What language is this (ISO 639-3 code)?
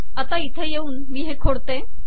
mar